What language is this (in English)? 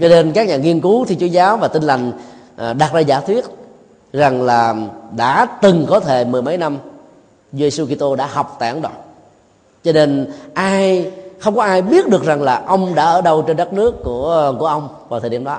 Vietnamese